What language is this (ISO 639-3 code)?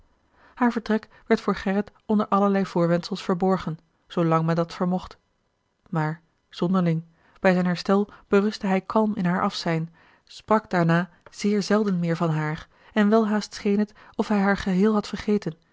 nld